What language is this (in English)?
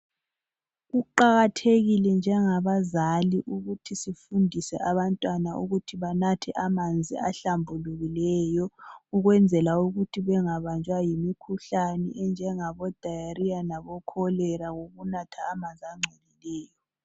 North Ndebele